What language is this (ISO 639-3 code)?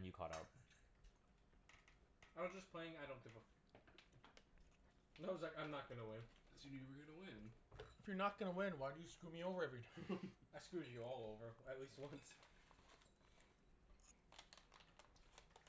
eng